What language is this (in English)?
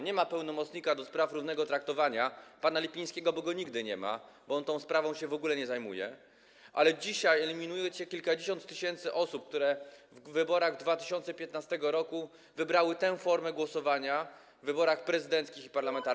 Polish